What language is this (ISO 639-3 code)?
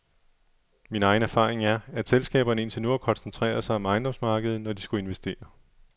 dan